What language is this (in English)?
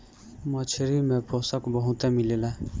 Bhojpuri